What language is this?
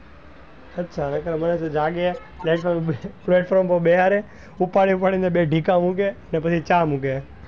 Gujarati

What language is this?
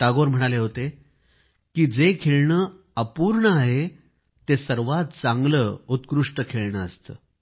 Marathi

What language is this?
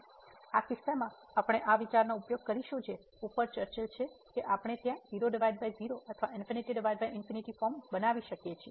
Gujarati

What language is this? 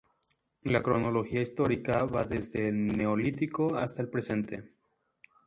Spanish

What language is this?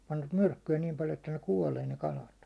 Finnish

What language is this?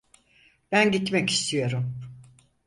Turkish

